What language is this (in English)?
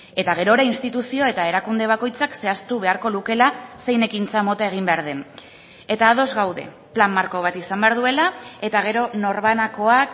Basque